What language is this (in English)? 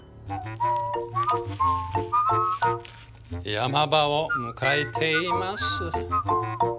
Japanese